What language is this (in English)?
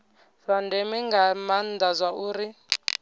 Venda